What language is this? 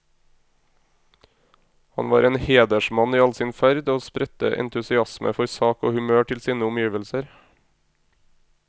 Norwegian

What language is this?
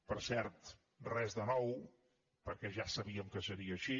Catalan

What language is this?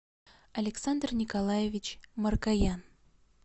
Russian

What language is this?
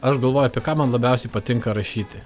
Lithuanian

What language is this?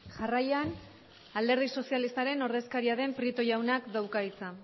Basque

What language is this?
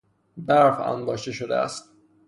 Persian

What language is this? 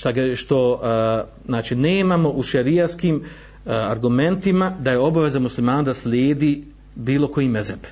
Croatian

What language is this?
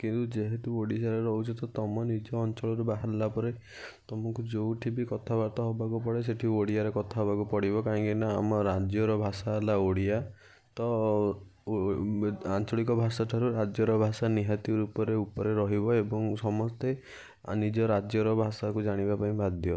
Odia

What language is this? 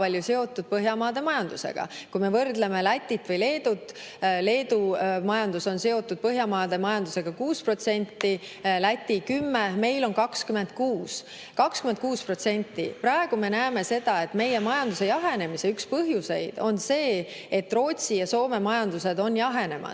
Estonian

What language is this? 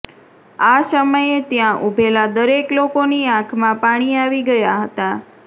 Gujarati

